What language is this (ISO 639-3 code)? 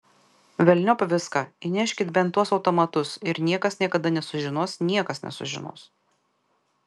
lit